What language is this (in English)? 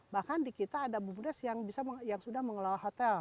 Indonesian